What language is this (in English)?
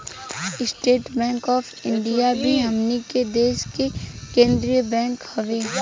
Bhojpuri